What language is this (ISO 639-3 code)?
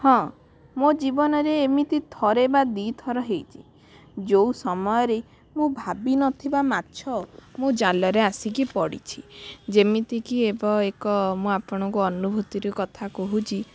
ori